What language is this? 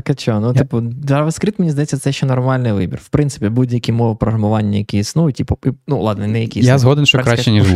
Ukrainian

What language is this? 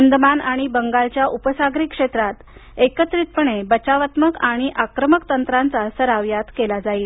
Marathi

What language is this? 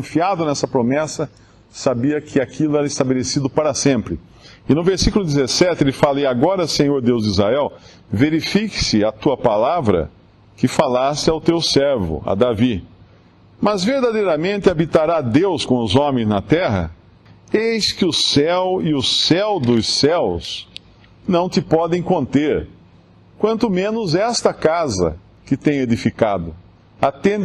Portuguese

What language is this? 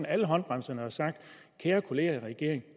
Danish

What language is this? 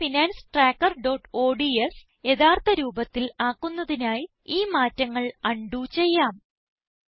Malayalam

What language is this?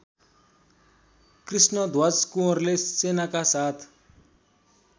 Nepali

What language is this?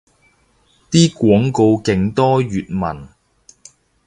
Cantonese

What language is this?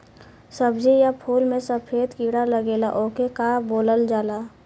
Bhojpuri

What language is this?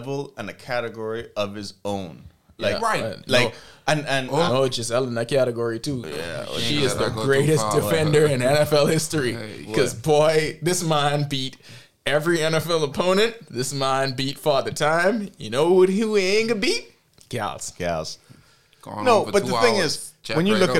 English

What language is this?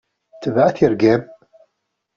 Kabyle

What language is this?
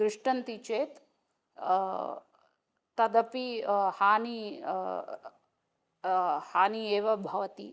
Sanskrit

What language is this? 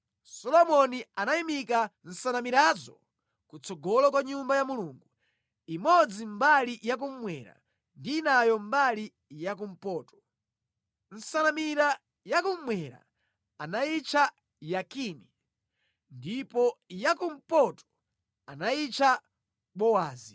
Nyanja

